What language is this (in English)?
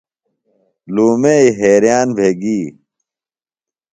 Phalura